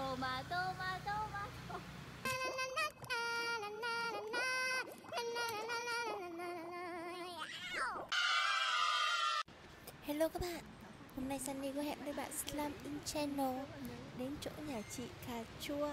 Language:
Vietnamese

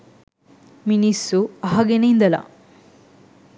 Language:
Sinhala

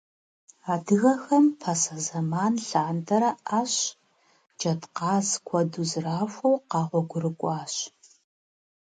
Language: Kabardian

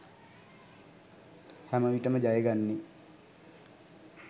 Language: Sinhala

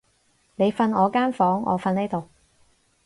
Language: Cantonese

